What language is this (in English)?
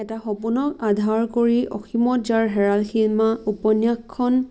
Assamese